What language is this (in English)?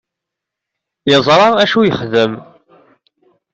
Kabyle